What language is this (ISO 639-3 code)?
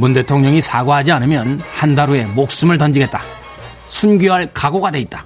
kor